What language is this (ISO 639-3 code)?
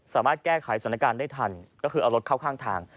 tha